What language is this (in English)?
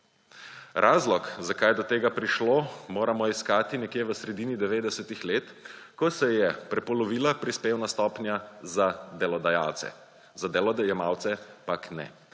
Slovenian